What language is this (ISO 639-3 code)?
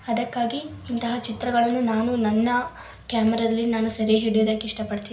kan